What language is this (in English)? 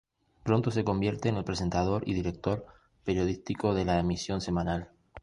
Spanish